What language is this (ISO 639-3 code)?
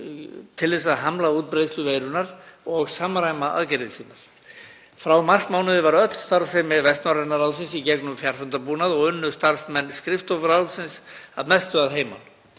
isl